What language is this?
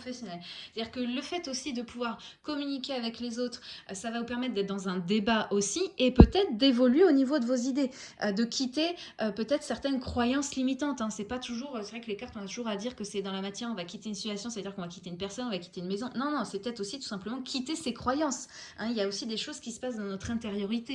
French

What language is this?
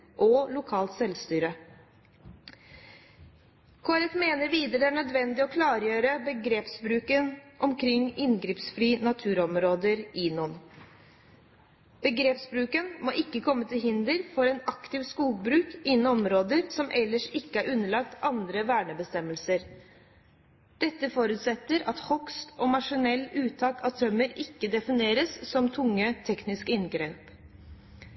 Norwegian Bokmål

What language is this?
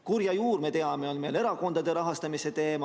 Estonian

